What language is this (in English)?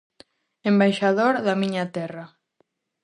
Galician